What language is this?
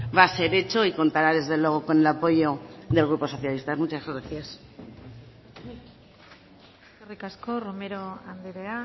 Spanish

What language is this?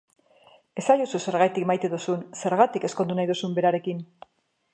Basque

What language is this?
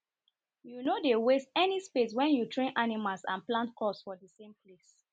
Nigerian Pidgin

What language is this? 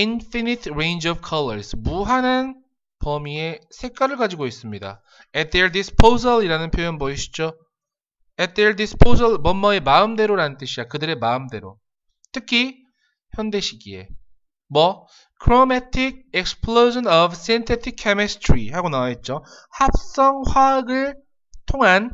Korean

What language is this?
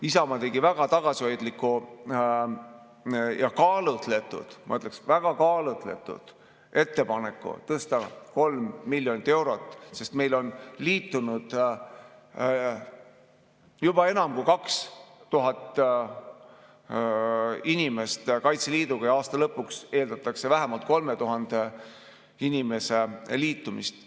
Estonian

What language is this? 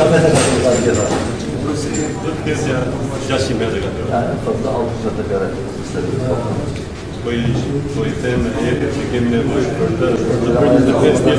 Romanian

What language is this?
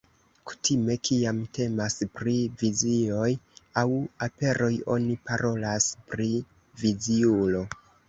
Esperanto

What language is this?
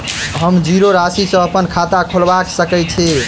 Maithili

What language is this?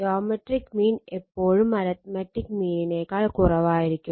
Malayalam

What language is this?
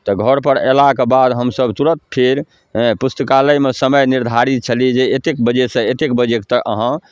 Maithili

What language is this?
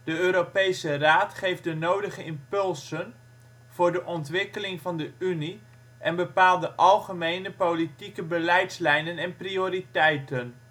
Dutch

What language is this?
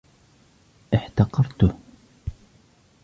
Arabic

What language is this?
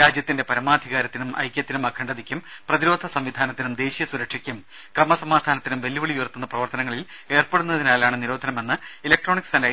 Malayalam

